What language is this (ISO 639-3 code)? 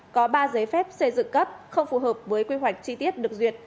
vie